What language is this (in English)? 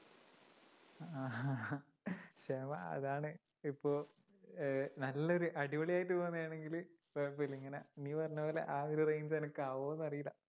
Malayalam